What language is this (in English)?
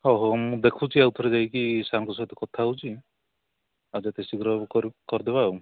Odia